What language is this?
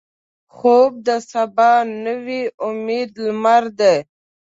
Pashto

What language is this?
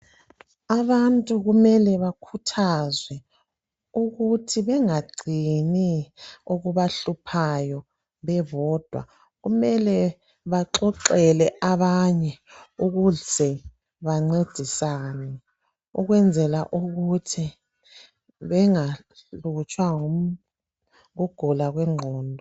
North Ndebele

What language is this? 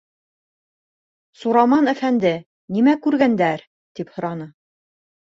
Bashkir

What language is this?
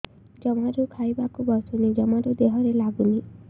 Odia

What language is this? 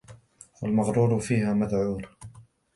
Arabic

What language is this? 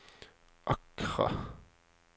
Norwegian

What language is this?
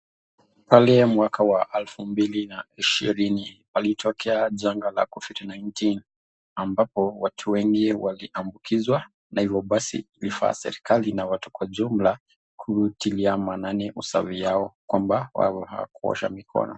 Swahili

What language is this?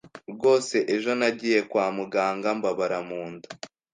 Kinyarwanda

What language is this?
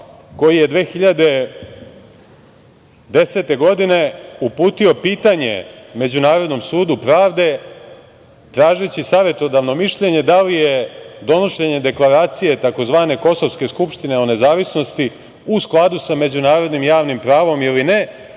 Serbian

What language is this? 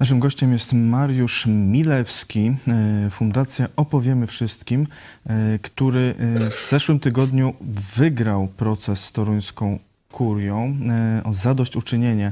Polish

